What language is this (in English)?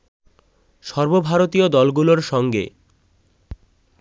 Bangla